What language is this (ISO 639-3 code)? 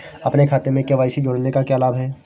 hin